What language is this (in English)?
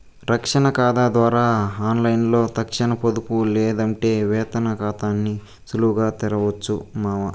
Telugu